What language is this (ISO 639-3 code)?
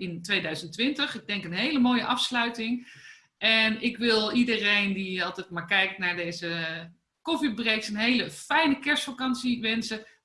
nld